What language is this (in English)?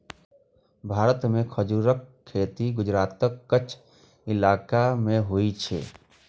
Maithili